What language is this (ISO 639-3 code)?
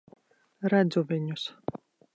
lav